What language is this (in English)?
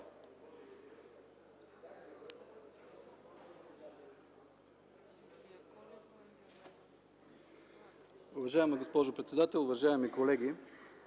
Bulgarian